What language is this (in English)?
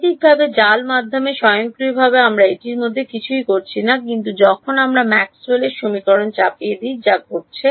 Bangla